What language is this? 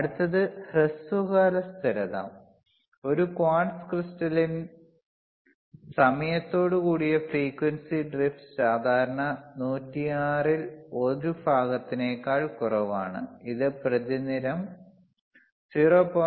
Malayalam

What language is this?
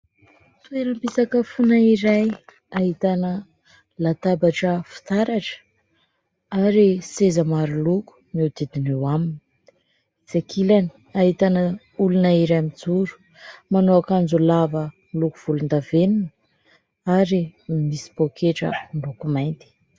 Malagasy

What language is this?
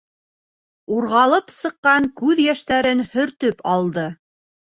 Bashkir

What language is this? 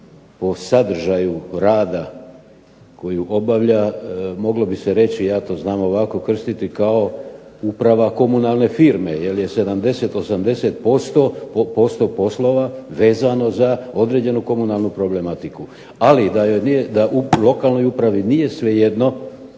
Croatian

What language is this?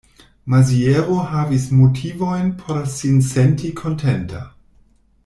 Esperanto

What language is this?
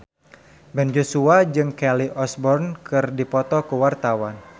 Sundanese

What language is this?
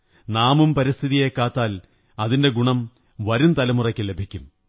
Malayalam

